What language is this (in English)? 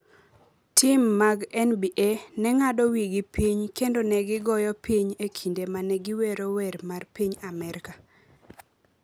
Luo (Kenya and Tanzania)